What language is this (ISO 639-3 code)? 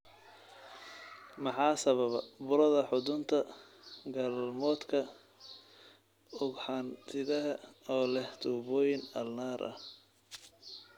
som